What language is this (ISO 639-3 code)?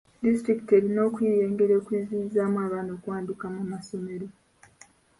lug